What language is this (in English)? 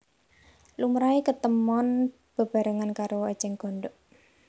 Javanese